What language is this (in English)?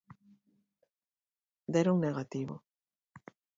Galician